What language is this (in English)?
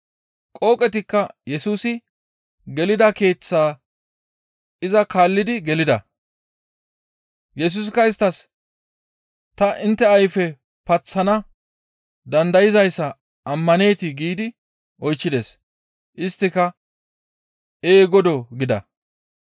Gamo